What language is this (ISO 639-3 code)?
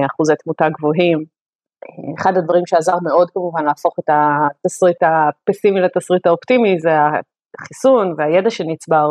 heb